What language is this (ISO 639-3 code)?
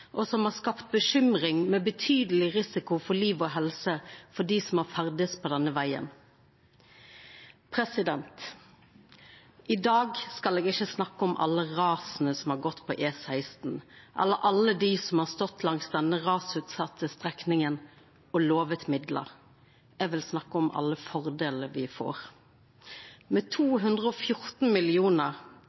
nno